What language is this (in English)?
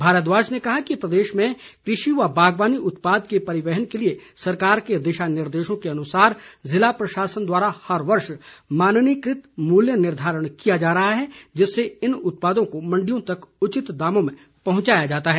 Hindi